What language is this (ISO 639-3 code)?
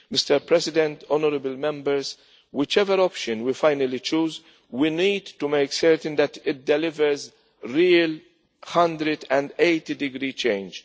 eng